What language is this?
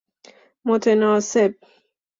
Persian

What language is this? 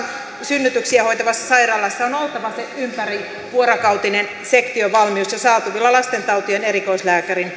Finnish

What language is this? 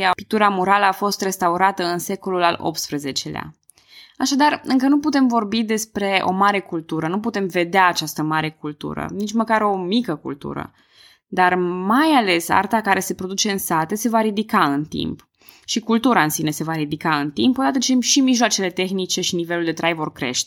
Romanian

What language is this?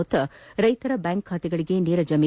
Kannada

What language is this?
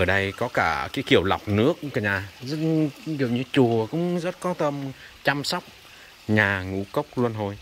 Vietnamese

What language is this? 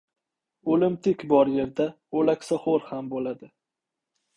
Uzbek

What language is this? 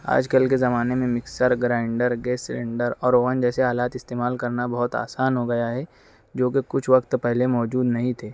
Urdu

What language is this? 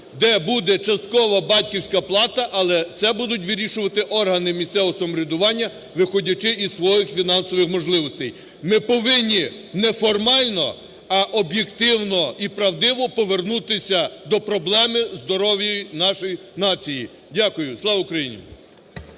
Ukrainian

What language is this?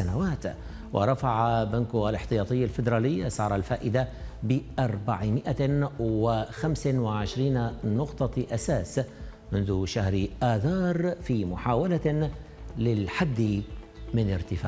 Arabic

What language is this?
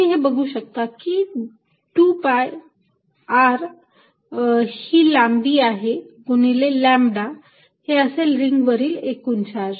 Marathi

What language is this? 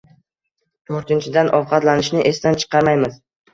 Uzbek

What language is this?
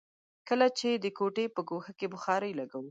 Pashto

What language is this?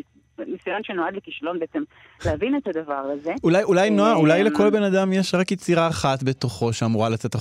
Hebrew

